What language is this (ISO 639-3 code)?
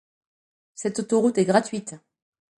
fra